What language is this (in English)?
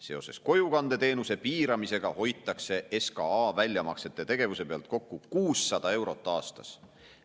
Estonian